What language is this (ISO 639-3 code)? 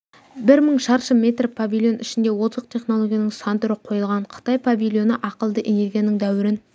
kaz